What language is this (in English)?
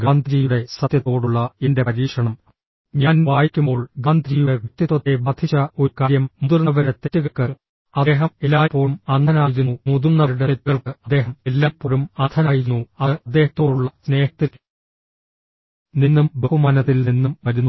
Malayalam